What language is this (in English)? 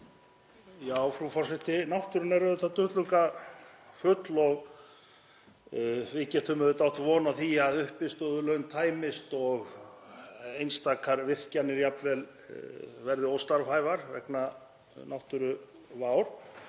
Icelandic